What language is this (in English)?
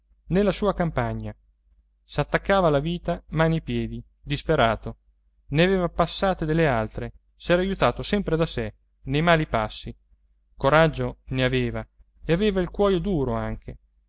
Italian